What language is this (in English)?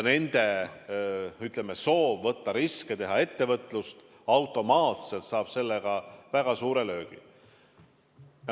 Estonian